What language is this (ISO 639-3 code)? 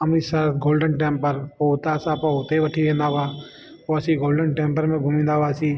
snd